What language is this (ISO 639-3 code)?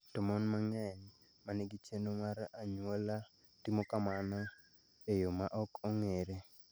luo